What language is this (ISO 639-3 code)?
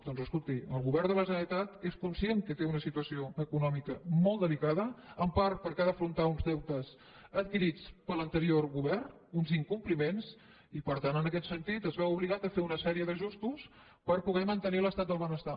cat